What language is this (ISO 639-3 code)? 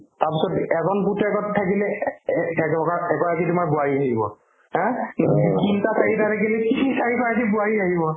asm